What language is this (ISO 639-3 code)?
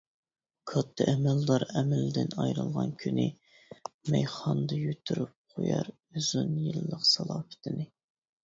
uig